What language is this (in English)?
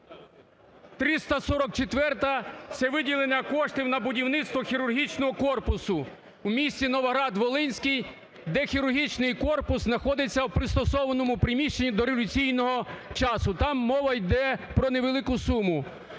Ukrainian